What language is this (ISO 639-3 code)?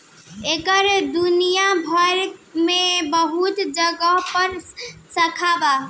bho